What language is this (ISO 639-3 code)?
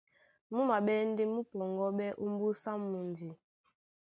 dua